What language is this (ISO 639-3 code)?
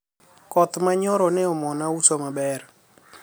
luo